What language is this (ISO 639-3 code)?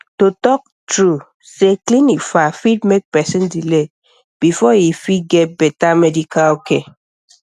pcm